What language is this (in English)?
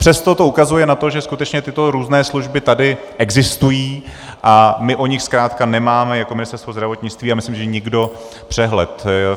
Czech